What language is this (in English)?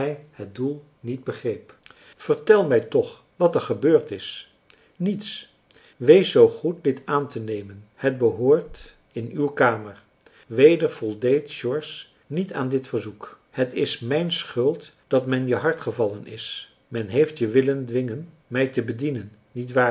Dutch